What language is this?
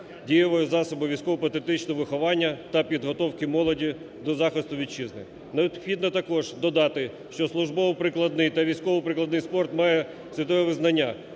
Ukrainian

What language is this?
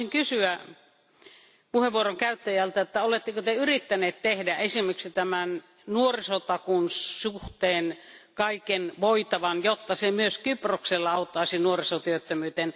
Finnish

